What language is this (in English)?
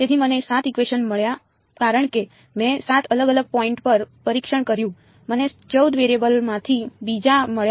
Gujarati